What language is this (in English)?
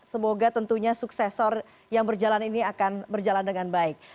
Indonesian